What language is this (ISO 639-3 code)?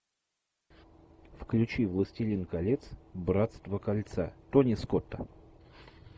rus